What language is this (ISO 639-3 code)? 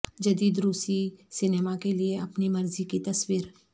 urd